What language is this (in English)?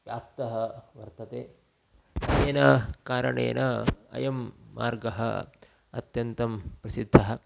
Sanskrit